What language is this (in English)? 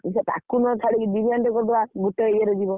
Odia